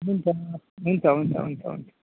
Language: Nepali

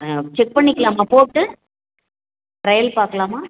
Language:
Tamil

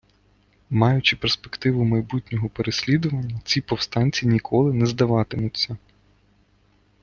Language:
Ukrainian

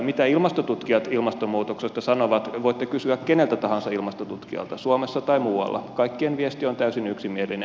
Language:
Finnish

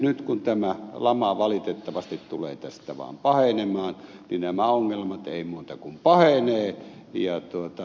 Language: Finnish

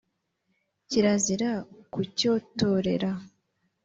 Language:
Kinyarwanda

